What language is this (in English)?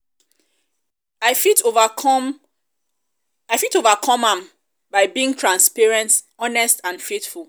Nigerian Pidgin